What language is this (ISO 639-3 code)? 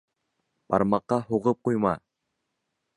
bak